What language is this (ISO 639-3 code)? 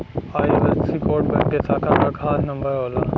bho